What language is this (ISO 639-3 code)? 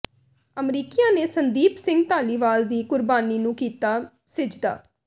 pan